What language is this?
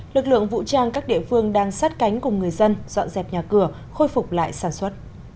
Vietnamese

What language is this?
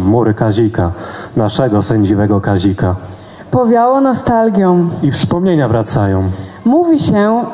Polish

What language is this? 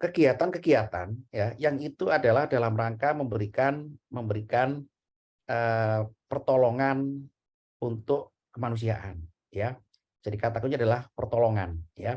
Indonesian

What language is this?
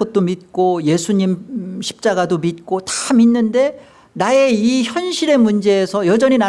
Korean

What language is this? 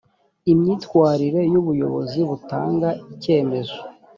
Kinyarwanda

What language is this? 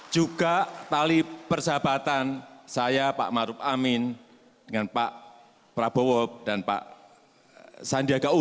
Indonesian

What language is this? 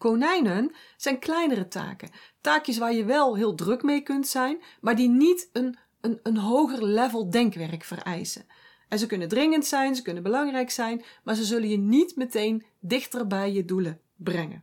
Dutch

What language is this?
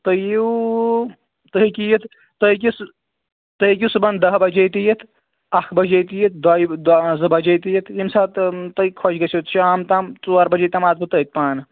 Kashmiri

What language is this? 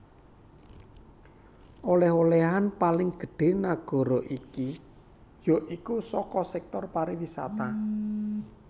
Javanese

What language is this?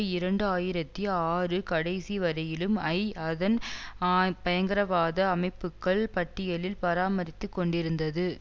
Tamil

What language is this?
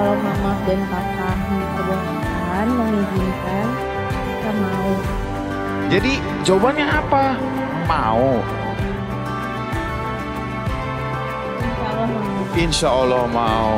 Indonesian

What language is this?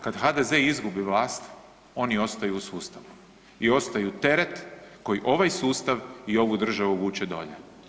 Croatian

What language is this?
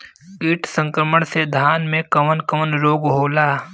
Bhojpuri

